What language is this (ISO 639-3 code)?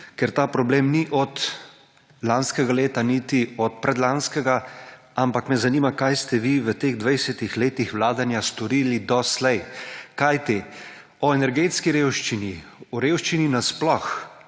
slv